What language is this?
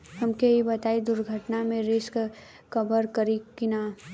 Bhojpuri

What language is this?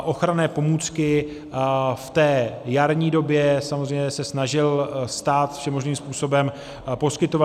Czech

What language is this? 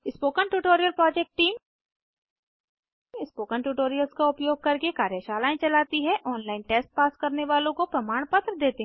Hindi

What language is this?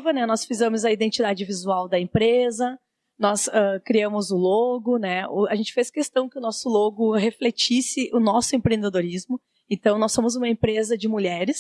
Portuguese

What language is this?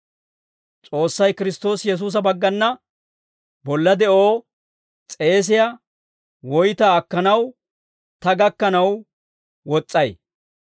Dawro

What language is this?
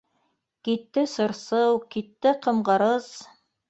Bashkir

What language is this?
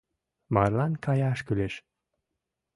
Mari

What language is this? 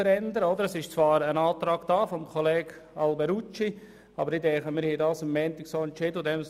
Swiss German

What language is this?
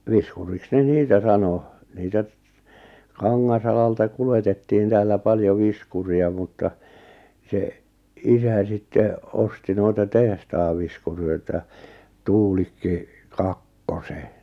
Finnish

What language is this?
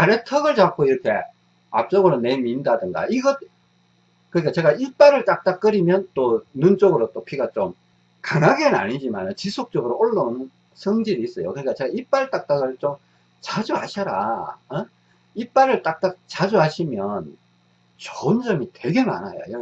Korean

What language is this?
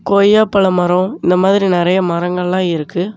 Tamil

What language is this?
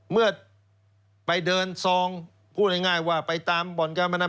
Thai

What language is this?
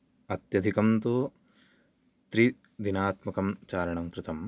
Sanskrit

